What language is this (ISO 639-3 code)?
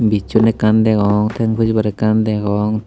ccp